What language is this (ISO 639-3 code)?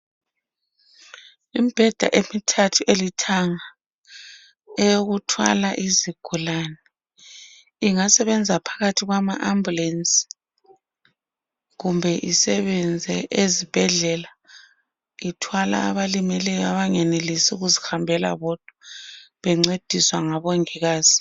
nde